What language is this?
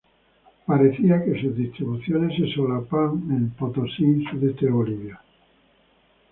Spanish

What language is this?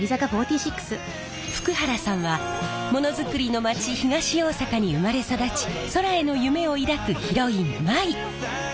Japanese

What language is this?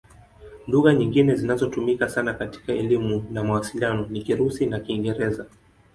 Swahili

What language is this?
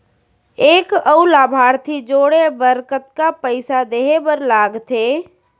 Chhattisgarhi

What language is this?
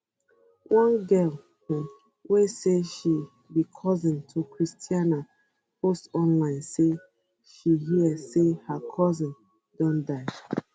Nigerian Pidgin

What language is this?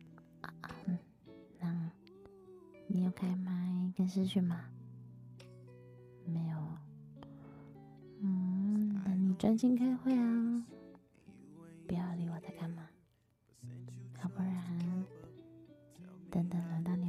Chinese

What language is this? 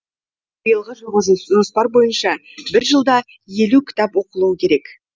Kazakh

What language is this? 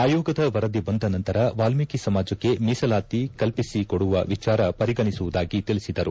Kannada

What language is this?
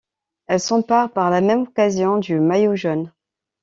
French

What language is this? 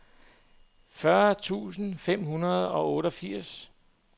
Danish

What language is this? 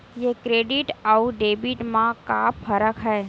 Chhattisgarhi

